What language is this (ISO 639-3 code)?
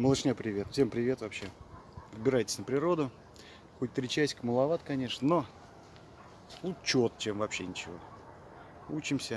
rus